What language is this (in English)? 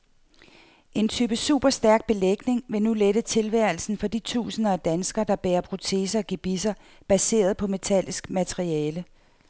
Danish